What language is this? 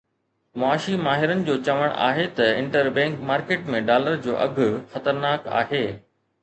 Sindhi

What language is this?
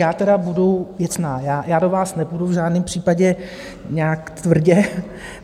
Czech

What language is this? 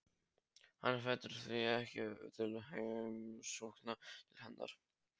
Icelandic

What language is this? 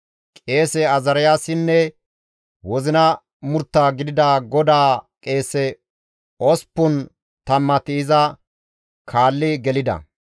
Gamo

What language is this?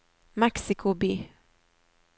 Norwegian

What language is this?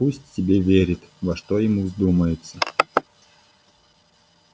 Russian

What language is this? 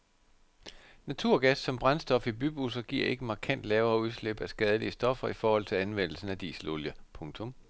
Danish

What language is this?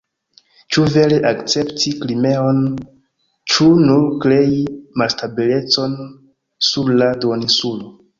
Esperanto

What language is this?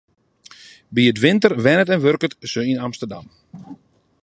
Western Frisian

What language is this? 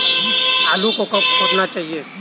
Hindi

